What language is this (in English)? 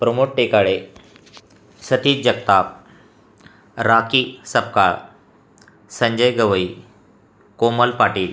Marathi